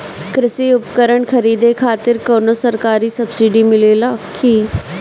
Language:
Bhojpuri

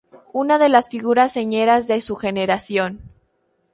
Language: Spanish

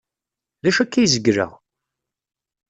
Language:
Kabyle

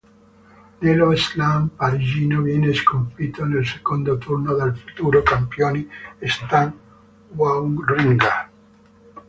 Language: Italian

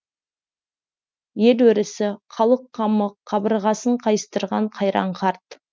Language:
Kazakh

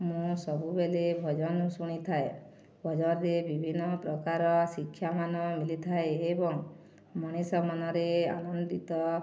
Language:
Odia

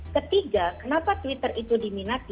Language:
Indonesian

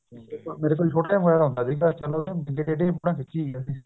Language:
Punjabi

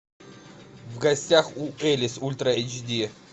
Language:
Russian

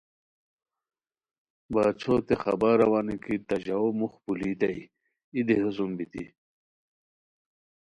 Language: Khowar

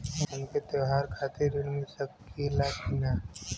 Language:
Bhojpuri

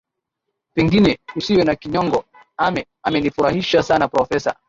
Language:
Swahili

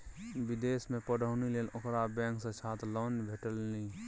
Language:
Maithili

